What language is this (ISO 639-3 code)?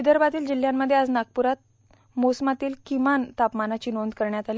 mar